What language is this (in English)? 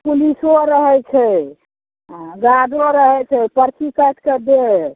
Maithili